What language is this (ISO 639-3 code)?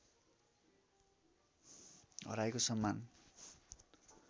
nep